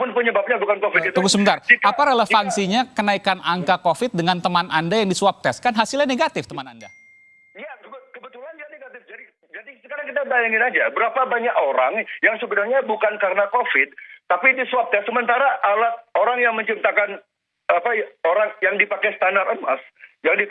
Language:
Indonesian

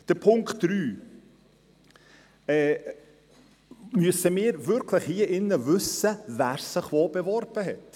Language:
Swiss German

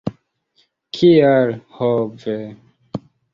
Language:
Esperanto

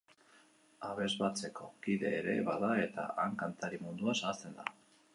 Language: Basque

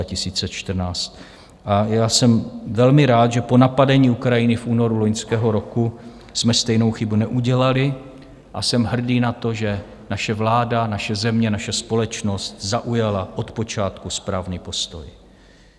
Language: Czech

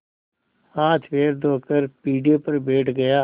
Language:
Hindi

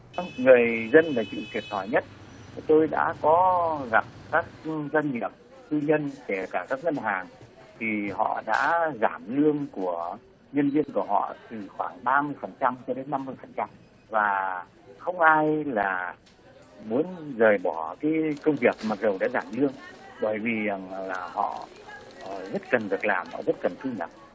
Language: Vietnamese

